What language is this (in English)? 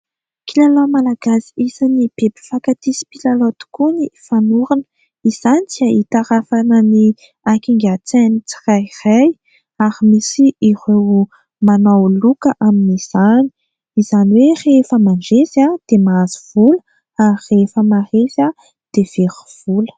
Malagasy